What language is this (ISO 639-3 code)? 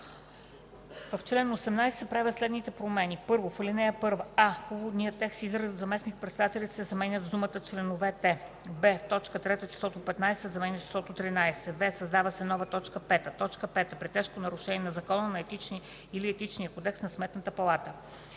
bul